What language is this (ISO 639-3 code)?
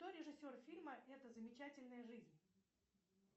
rus